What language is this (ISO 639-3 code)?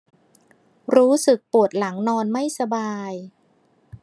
tha